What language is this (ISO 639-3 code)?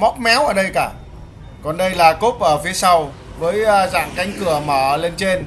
vie